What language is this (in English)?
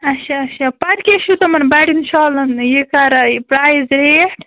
Kashmiri